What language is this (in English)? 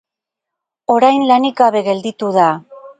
Basque